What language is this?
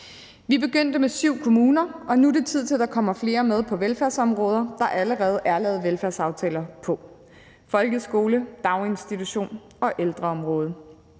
Danish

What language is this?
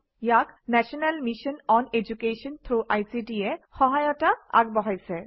Assamese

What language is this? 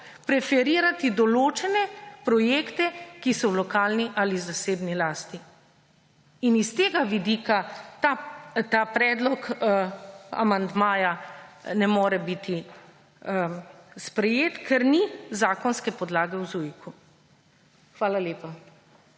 Slovenian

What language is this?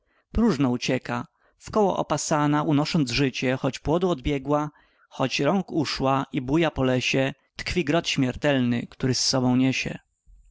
Polish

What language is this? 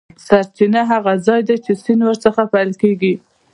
Pashto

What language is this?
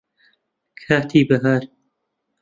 Central Kurdish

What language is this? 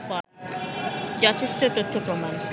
Bangla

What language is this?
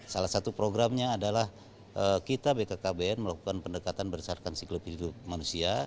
Indonesian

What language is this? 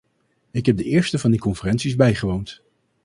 Dutch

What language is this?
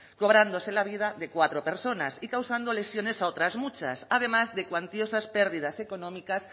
Spanish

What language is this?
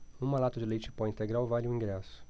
Portuguese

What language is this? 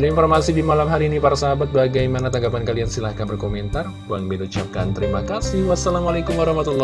Indonesian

